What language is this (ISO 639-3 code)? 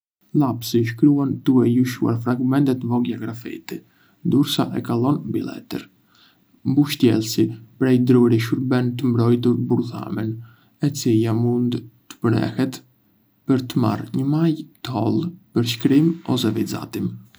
aae